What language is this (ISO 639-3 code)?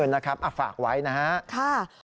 tha